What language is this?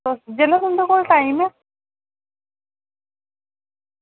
Dogri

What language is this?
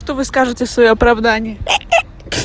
Russian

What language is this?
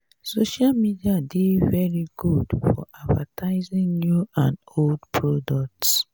Nigerian Pidgin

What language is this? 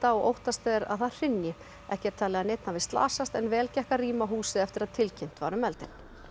Icelandic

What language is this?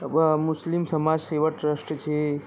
Gujarati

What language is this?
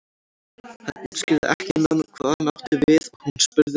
Icelandic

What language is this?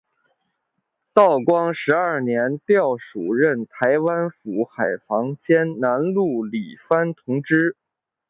Chinese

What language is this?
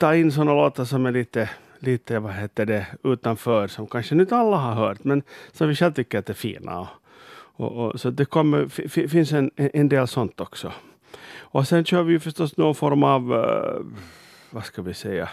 Swedish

